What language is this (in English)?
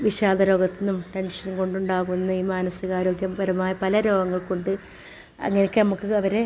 Malayalam